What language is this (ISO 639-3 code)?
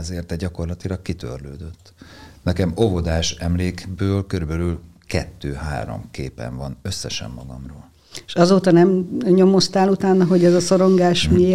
hun